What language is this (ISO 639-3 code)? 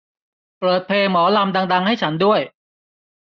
tha